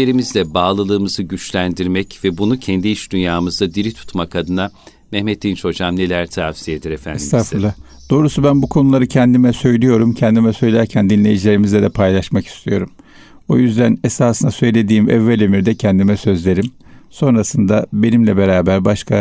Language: Turkish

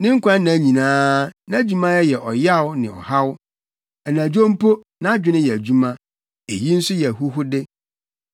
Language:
Akan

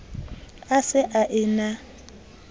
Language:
Southern Sotho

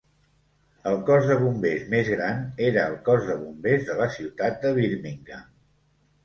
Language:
Catalan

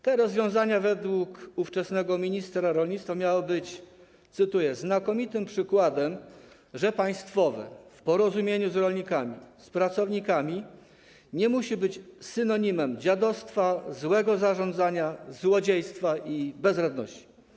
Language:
Polish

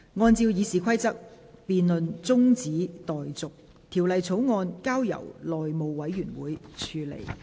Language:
Cantonese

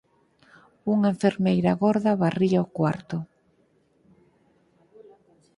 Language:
Galician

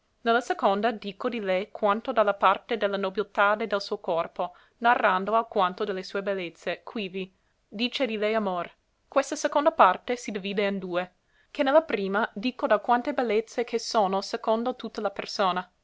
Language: Italian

